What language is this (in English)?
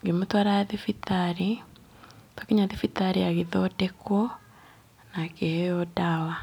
Kikuyu